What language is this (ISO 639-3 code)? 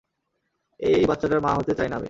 ben